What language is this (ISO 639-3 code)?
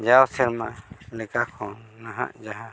sat